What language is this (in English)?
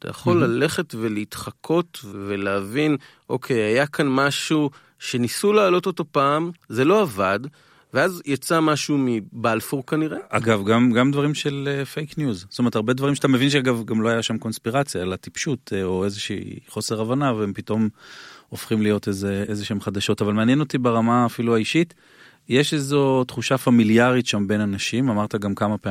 Hebrew